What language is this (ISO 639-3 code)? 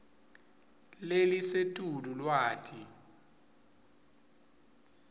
ssw